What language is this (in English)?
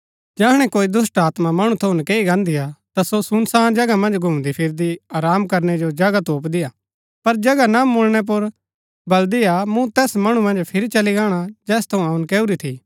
Gaddi